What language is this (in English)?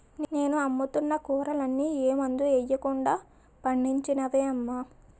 Telugu